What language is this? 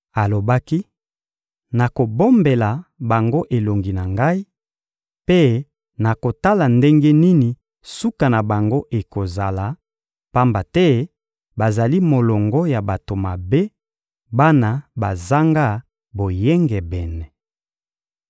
Lingala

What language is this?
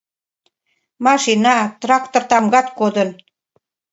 Mari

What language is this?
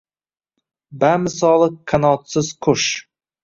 Uzbek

